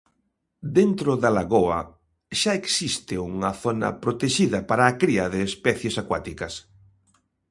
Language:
Galician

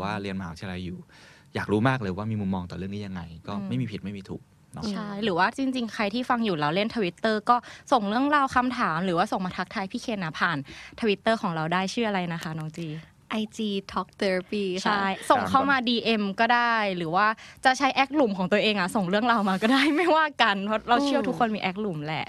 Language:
Thai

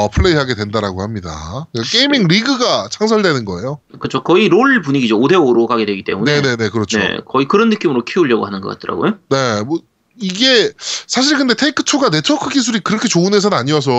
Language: Korean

